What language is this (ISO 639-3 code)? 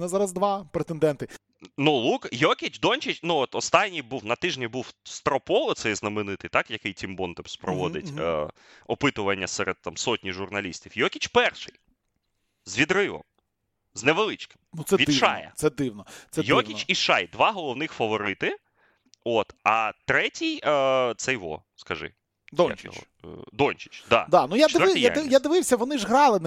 ukr